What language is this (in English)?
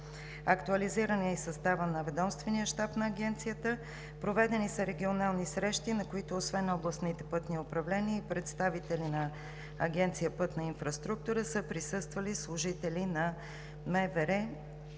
Bulgarian